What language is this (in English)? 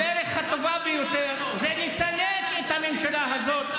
Hebrew